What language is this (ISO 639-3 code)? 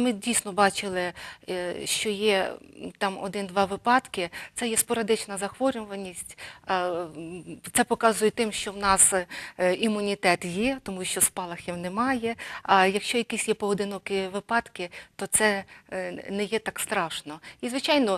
ukr